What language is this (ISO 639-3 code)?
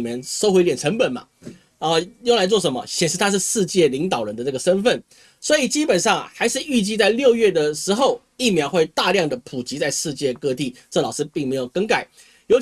zho